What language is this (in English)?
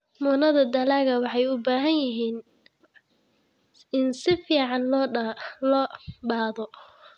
Somali